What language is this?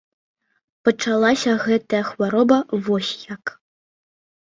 Belarusian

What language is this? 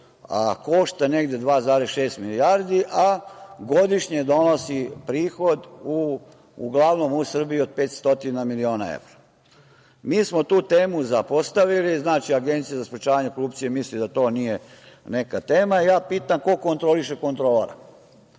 Serbian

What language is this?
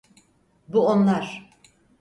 Turkish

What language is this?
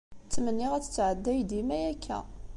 Kabyle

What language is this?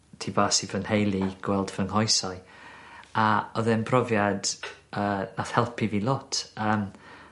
Welsh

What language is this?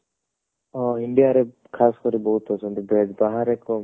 Odia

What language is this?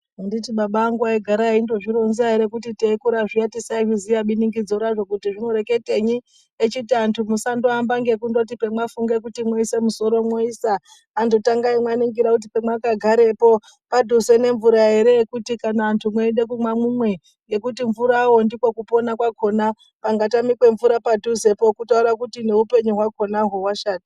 Ndau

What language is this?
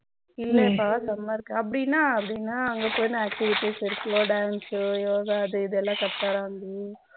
Tamil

